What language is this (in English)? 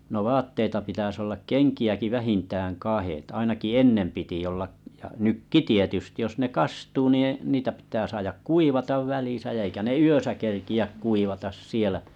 Finnish